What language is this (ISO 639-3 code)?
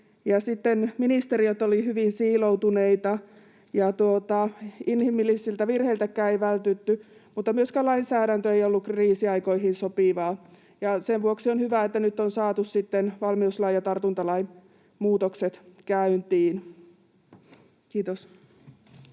fin